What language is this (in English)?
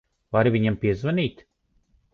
Latvian